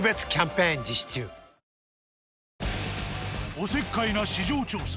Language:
Japanese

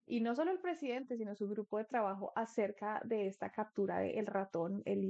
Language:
Spanish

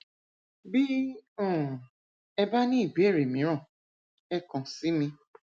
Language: Yoruba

